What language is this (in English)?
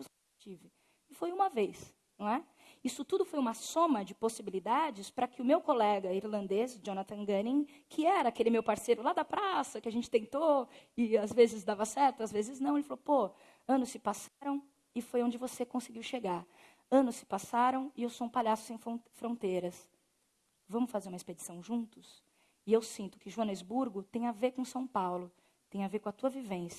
Portuguese